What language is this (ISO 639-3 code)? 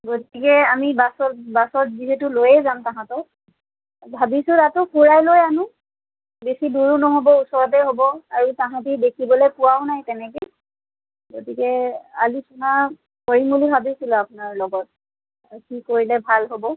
asm